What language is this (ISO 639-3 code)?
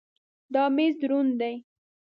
pus